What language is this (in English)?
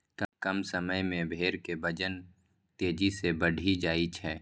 Maithili